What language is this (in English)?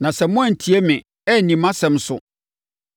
Akan